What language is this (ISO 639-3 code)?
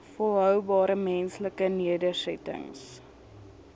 afr